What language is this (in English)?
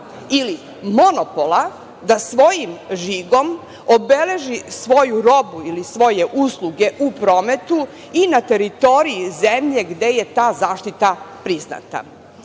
Serbian